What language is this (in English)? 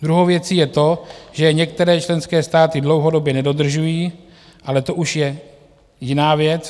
Czech